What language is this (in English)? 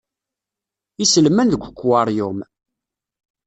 Kabyle